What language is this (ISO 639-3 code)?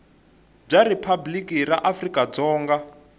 tso